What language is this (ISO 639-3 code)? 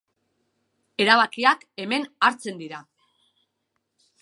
eus